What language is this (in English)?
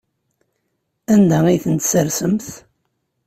Kabyle